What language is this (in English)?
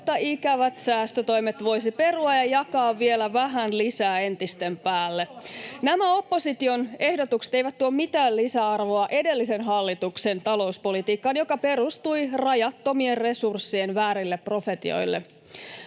Finnish